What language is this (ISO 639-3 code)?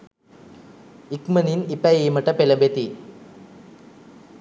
sin